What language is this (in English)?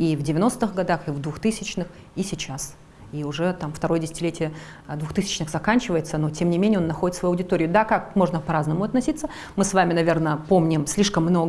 Russian